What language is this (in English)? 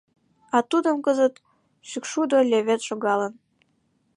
Mari